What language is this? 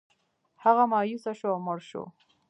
Pashto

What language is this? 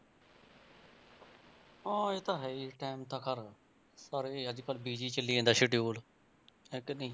Punjabi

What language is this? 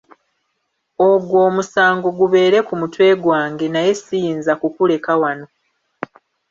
Ganda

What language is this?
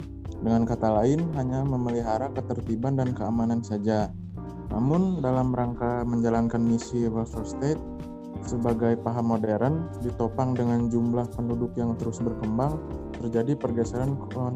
Indonesian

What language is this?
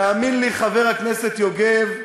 Hebrew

